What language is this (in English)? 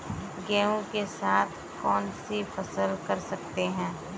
Hindi